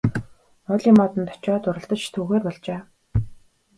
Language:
Mongolian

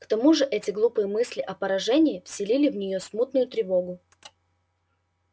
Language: Russian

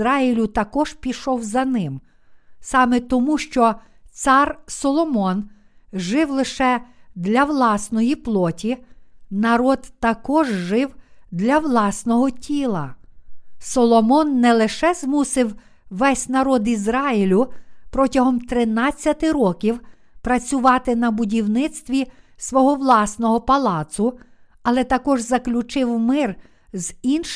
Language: Ukrainian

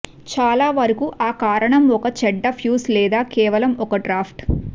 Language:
Telugu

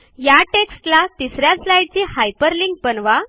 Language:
Marathi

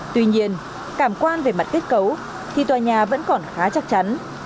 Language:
Vietnamese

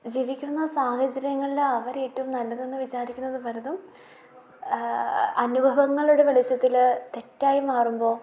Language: Malayalam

